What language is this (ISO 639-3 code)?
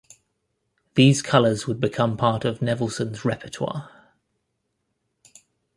eng